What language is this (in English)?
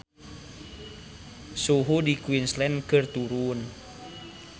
Sundanese